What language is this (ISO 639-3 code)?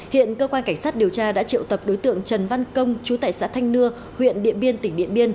vie